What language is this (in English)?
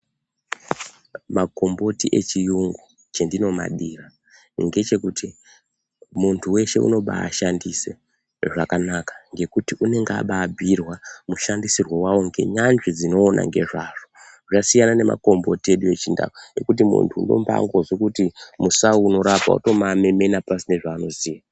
Ndau